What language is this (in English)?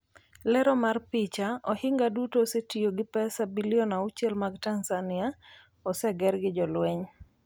Luo (Kenya and Tanzania)